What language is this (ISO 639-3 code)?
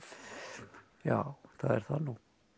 isl